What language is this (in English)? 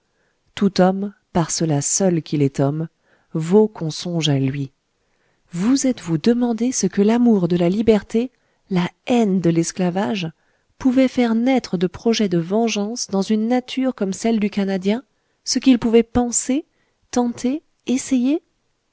French